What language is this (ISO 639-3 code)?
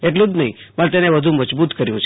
guj